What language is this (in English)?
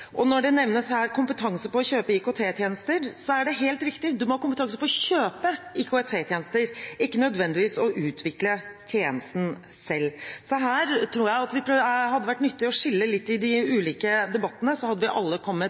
Norwegian Bokmål